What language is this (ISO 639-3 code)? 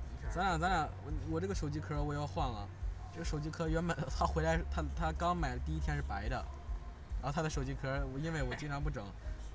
zho